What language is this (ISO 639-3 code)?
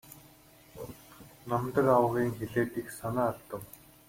mon